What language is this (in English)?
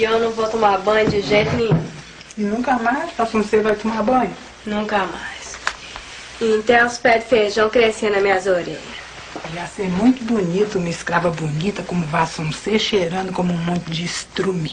Portuguese